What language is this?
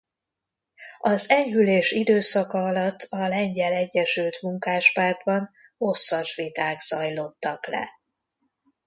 Hungarian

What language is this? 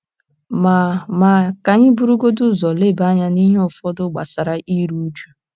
Igbo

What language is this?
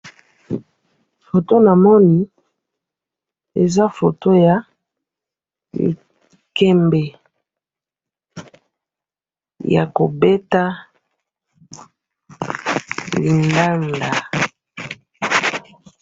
Lingala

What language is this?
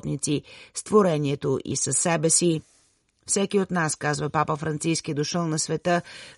Bulgarian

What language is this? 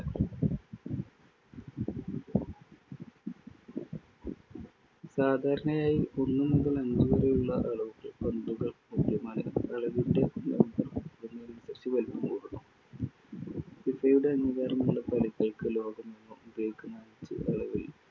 Malayalam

